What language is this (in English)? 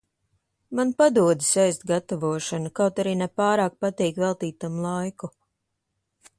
Latvian